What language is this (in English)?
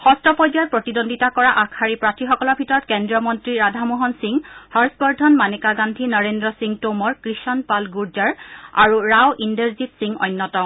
Assamese